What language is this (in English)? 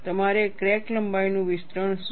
Gujarati